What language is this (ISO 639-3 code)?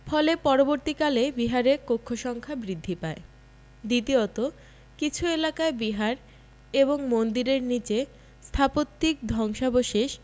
ben